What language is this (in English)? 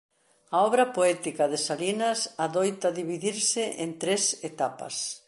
Galician